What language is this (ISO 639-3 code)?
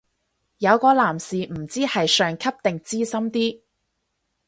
yue